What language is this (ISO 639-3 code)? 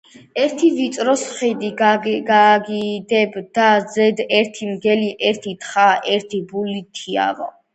kat